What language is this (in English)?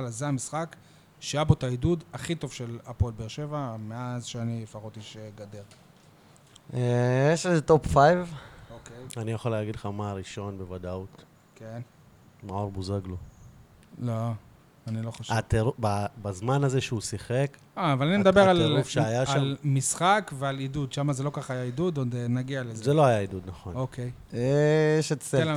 Hebrew